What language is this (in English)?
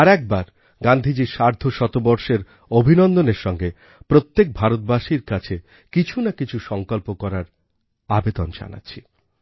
Bangla